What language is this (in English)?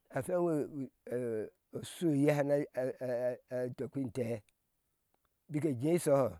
Ashe